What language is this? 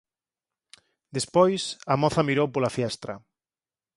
Galician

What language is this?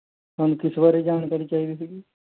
Punjabi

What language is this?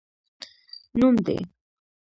Pashto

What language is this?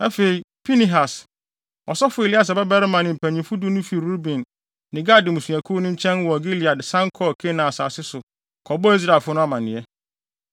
Akan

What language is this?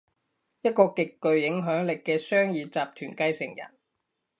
Cantonese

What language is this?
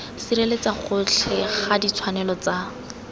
Tswana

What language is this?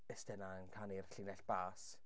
Welsh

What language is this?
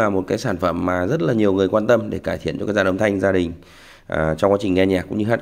Vietnamese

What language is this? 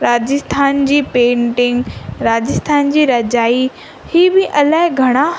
Sindhi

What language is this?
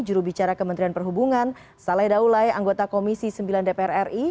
Indonesian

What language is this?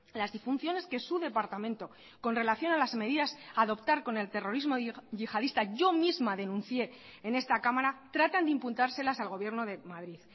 Spanish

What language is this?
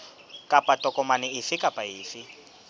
Southern Sotho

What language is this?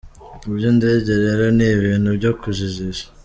Kinyarwanda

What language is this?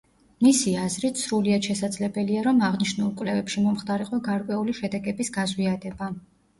Georgian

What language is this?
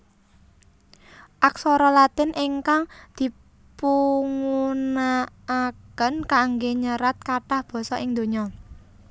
Javanese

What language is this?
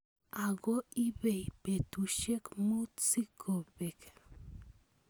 Kalenjin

